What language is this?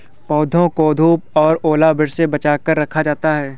Hindi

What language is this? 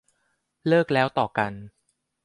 Thai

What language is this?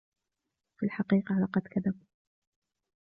Arabic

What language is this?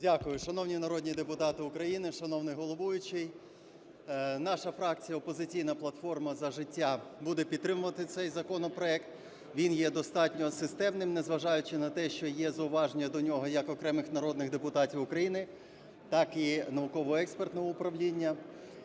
Ukrainian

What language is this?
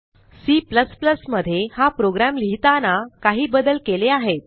Marathi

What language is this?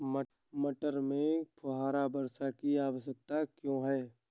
Hindi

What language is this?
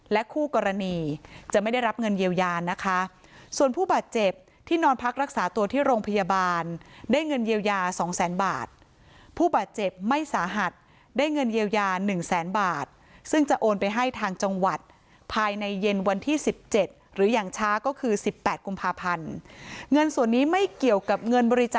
Thai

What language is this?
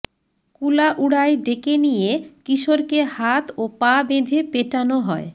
Bangla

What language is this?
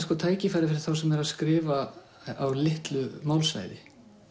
Icelandic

